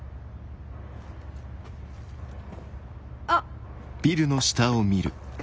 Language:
Japanese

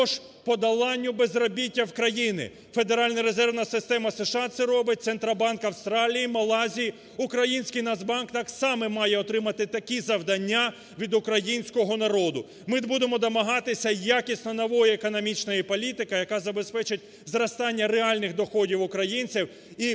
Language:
Ukrainian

